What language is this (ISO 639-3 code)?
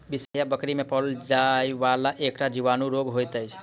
mai